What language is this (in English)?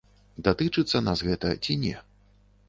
Belarusian